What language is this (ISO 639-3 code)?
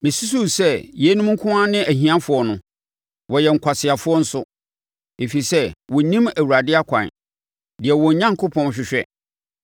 aka